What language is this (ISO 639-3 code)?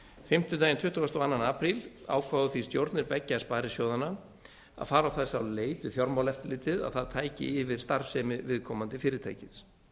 isl